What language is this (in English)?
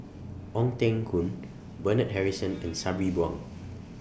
English